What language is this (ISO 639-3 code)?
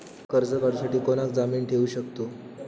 mar